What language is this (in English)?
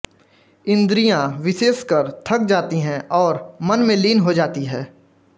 Hindi